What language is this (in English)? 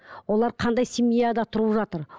Kazakh